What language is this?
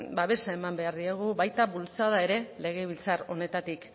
Basque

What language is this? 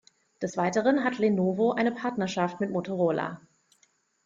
German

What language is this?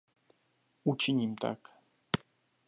Czech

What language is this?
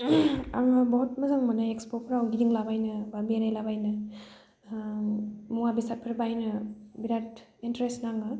Bodo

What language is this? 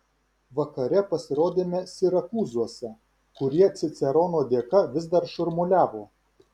Lithuanian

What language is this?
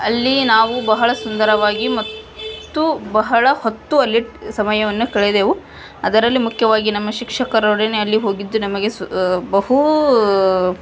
Kannada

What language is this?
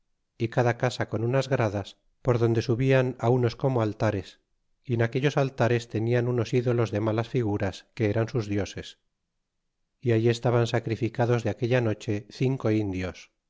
Spanish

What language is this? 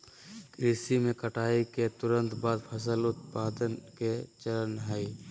Magahi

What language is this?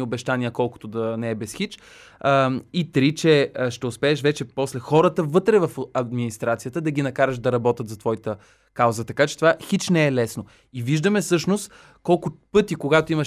Bulgarian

